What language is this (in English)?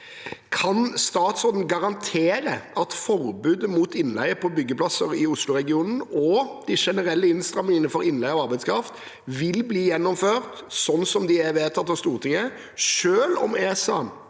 Norwegian